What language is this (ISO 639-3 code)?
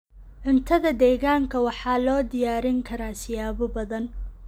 som